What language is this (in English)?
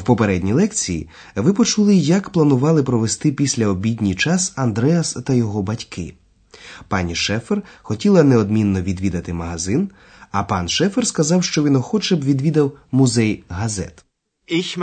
Ukrainian